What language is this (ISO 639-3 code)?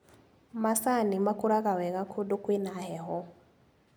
kik